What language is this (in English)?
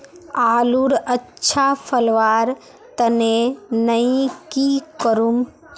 Magahi